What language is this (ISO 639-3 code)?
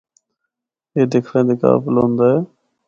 hno